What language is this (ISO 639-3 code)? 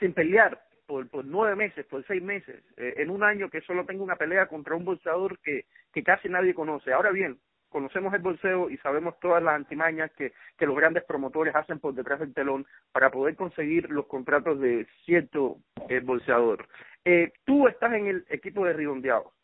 spa